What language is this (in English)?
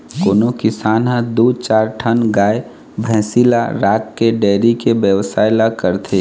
Chhattisgarhi